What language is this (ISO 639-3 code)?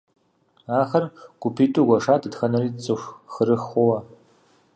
kbd